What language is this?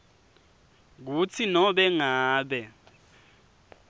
Swati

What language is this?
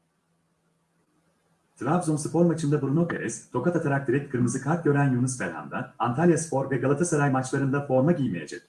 Turkish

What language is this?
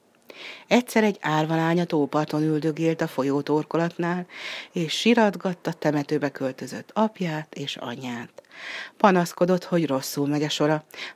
Hungarian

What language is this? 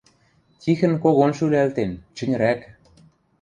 Western Mari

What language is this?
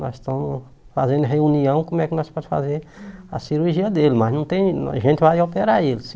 Portuguese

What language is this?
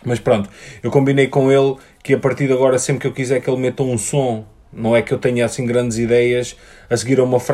Portuguese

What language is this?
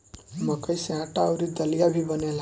Bhojpuri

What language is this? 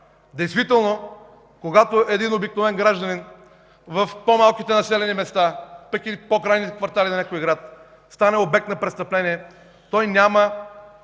Bulgarian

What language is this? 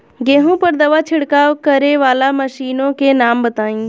Bhojpuri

